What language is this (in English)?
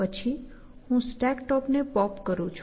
Gujarati